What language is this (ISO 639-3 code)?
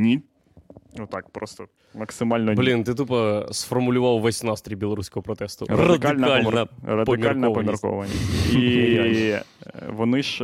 ukr